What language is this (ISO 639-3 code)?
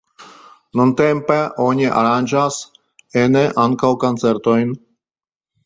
epo